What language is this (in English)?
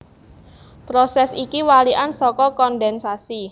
Javanese